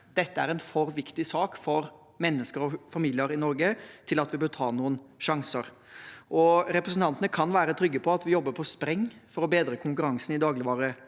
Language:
Norwegian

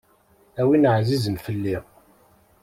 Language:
Kabyle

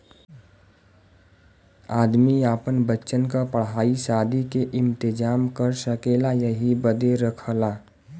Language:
Bhojpuri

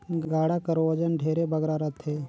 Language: Chhattisgarhi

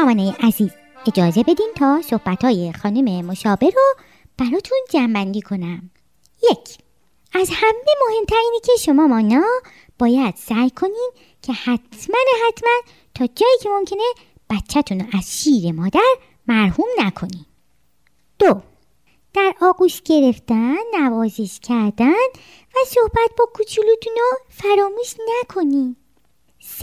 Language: Persian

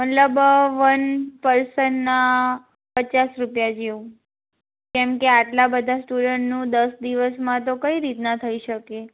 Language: Gujarati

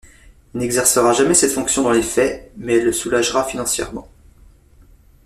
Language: French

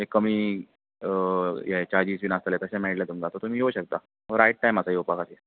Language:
Konkani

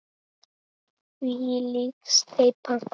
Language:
Icelandic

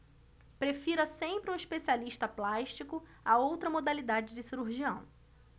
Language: Portuguese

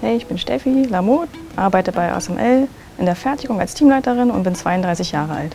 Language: German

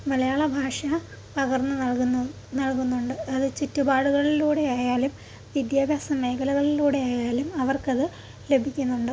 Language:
Malayalam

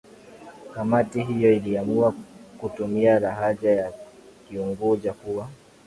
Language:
Swahili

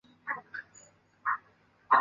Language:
Chinese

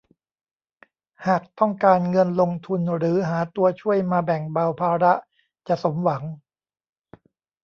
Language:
Thai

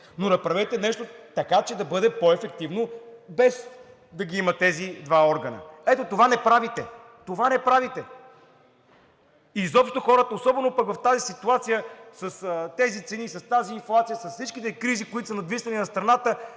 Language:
Bulgarian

